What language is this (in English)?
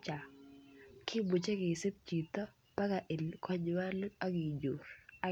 Kalenjin